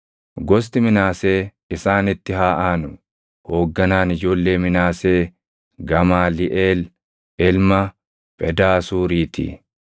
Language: Oromo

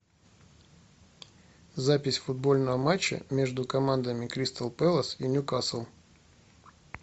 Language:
Russian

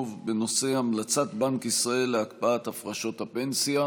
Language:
Hebrew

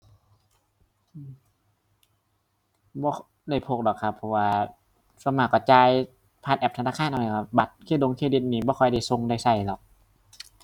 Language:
Thai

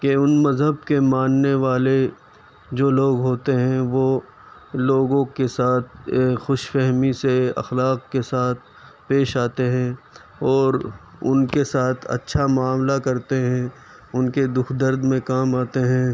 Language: Urdu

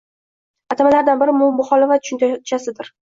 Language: Uzbek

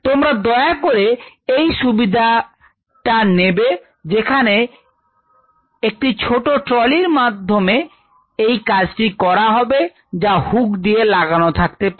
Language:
Bangla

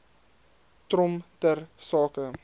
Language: Afrikaans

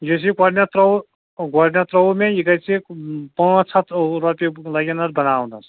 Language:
Kashmiri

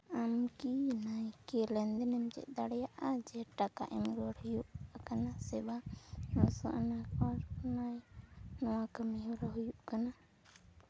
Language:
Santali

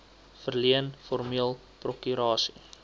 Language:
Afrikaans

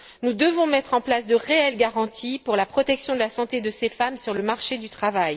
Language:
French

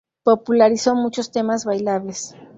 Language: Spanish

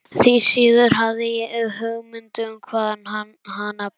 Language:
Icelandic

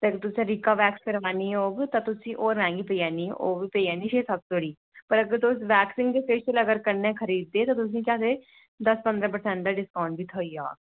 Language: Dogri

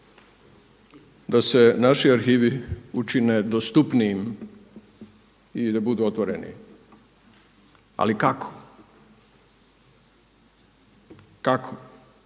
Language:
Croatian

